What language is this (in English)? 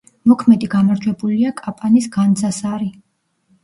Georgian